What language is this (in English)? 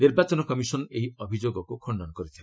Odia